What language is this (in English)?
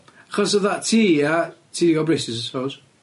Welsh